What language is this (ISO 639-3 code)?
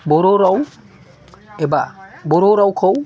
brx